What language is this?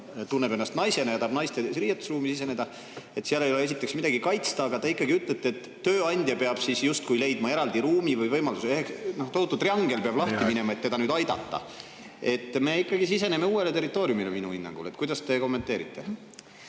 Estonian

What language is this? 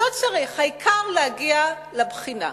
Hebrew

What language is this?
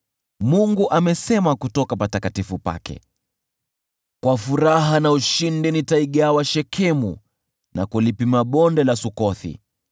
Swahili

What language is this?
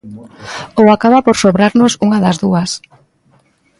Galician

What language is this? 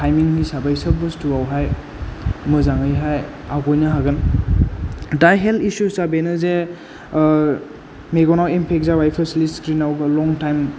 Bodo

